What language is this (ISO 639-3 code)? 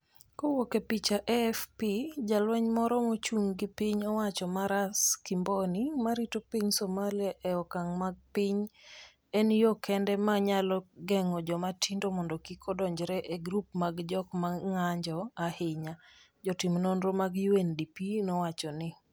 luo